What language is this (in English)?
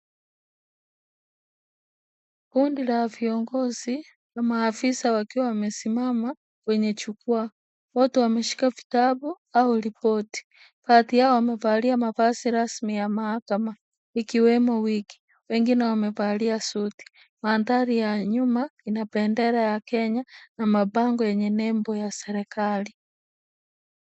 Swahili